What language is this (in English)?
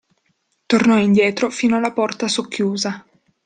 Italian